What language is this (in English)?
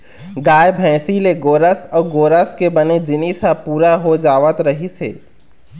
Chhattisgarhi